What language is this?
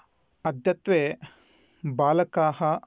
Sanskrit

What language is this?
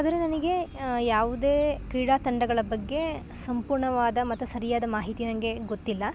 Kannada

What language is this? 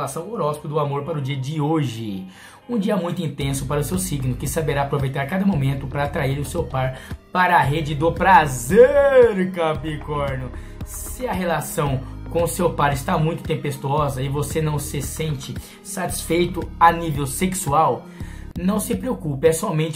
Portuguese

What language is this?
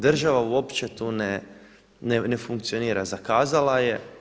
Croatian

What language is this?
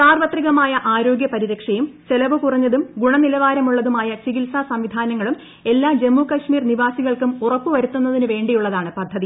Malayalam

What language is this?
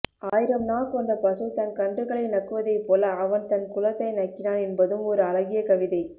Tamil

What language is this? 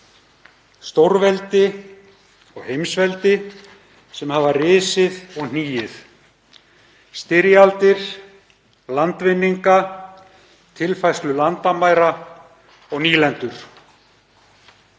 Icelandic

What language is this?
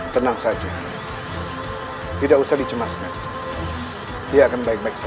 Indonesian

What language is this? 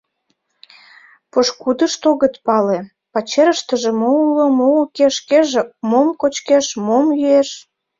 Mari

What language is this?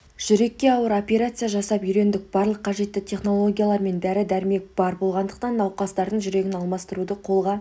Kazakh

